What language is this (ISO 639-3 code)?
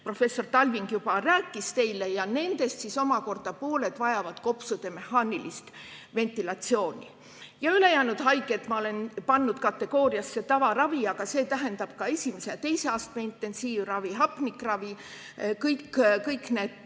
est